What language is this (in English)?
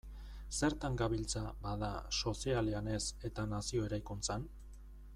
Basque